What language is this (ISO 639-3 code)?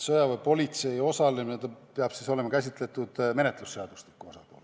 est